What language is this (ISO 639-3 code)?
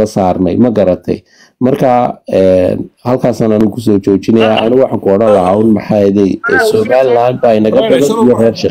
ara